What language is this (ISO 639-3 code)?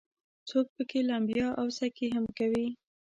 pus